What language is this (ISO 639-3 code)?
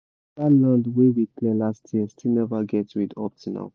pcm